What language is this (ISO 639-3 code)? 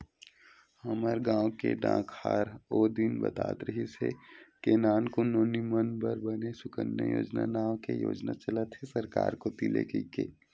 hne